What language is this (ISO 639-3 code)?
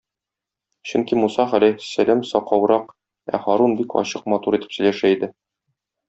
tat